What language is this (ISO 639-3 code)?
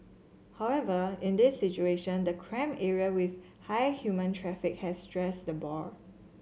eng